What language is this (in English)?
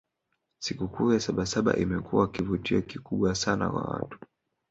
Swahili